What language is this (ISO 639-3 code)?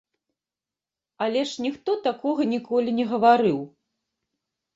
bel